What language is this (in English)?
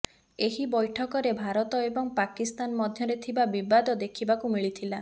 Odia